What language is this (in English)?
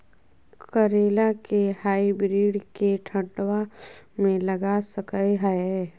Magahi